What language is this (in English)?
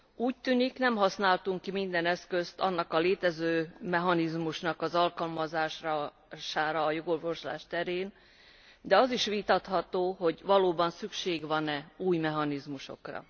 Hungarian